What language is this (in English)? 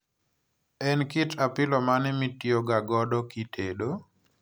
Luo (Kenya and Tanzania)